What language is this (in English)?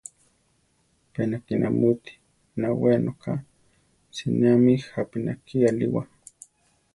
Central Tarahumara